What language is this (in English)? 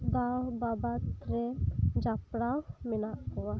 Santali